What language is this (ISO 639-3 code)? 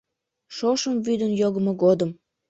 chm